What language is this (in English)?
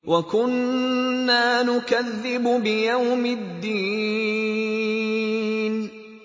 Arabic